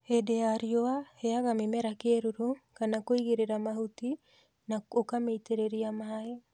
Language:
Kikuyu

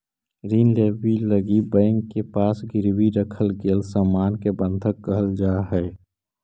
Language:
Magahi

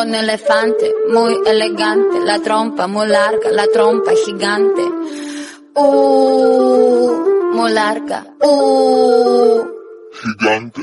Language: Romanian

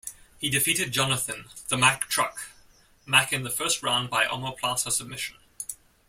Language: English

